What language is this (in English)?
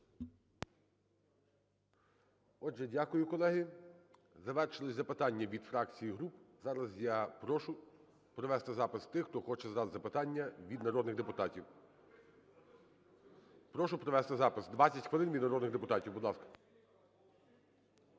Ukrainian